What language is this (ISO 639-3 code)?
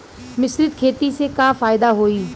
bho